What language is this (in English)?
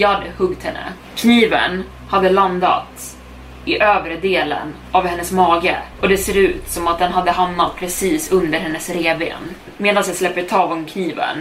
Swedish